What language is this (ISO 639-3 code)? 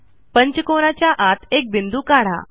mar